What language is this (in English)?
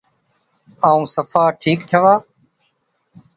Od